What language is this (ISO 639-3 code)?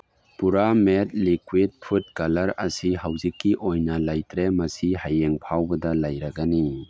mni